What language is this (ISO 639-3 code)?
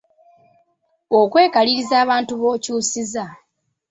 lug